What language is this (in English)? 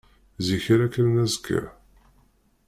Kabyle